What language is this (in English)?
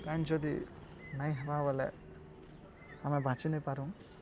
Odia